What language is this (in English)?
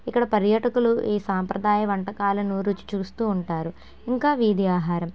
Telugu